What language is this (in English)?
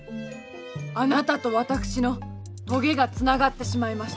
Japanese